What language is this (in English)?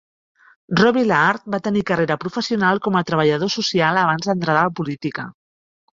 Catalan